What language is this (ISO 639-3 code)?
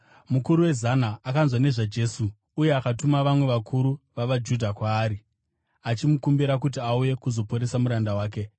sna